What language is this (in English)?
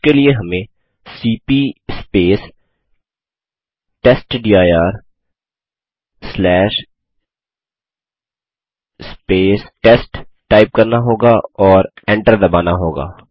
Hindi